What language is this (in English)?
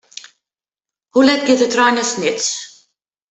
Western Frisian